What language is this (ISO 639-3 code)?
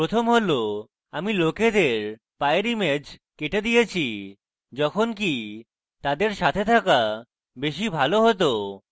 ben